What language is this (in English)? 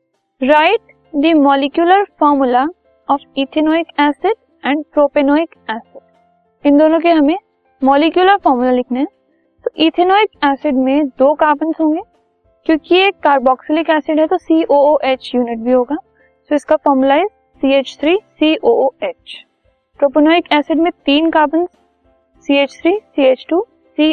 Hindi